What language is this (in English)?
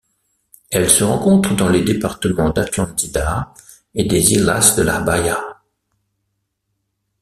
French